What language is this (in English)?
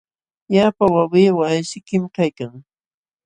Jauja Wanca Quechua